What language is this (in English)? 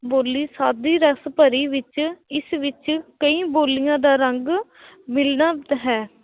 Punjabi